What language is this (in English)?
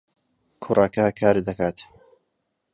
Central Kurdish